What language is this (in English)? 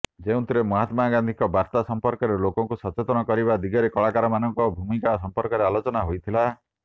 Odia